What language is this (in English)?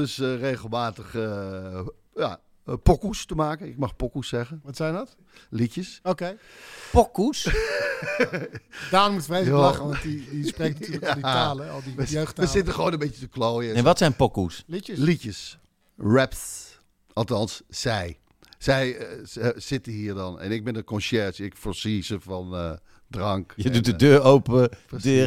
Dutch